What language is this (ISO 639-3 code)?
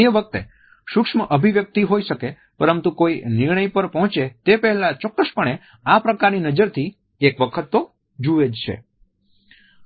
guj